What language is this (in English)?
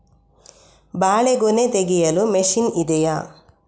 Kannada